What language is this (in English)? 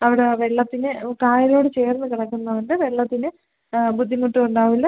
Malayalam